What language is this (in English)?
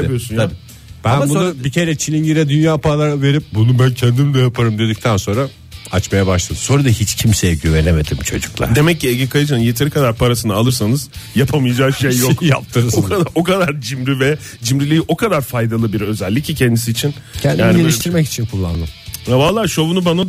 Turkish